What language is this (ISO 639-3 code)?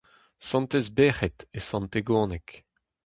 bre